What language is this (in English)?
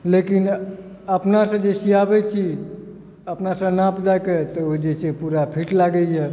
Maithili